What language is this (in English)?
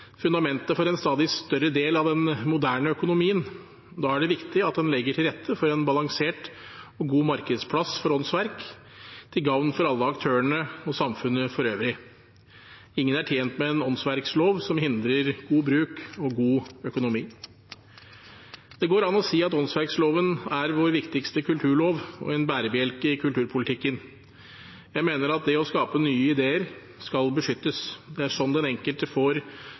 Norwegian Bokmål